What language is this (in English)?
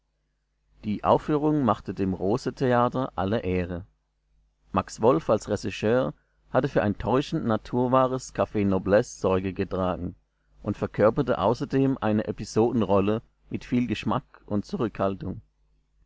German